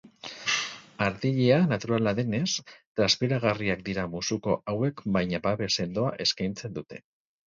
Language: Basque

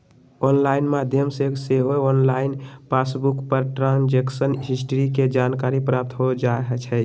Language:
Magahi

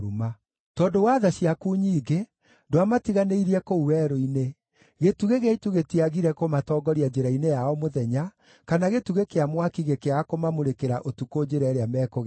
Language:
Kikuyu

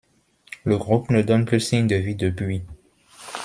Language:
French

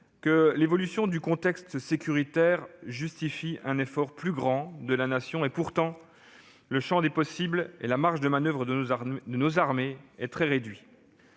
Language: French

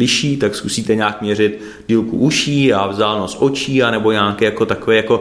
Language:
Czech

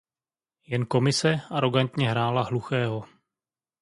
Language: Czech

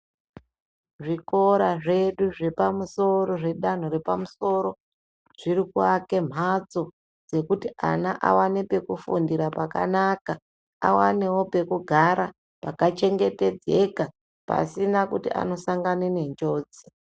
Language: Ndau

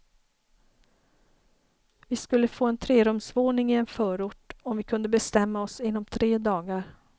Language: Swedish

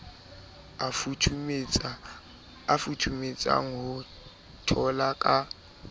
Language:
Southern Sotho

